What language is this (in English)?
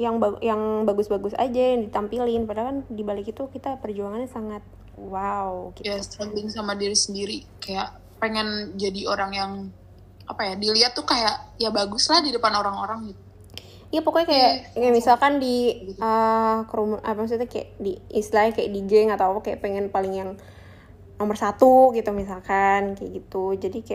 Indonesian